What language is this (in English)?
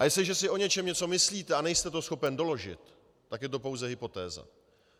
Czech